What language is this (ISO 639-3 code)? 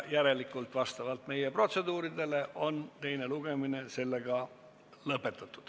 est